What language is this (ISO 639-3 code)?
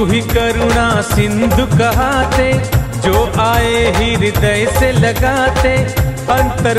hin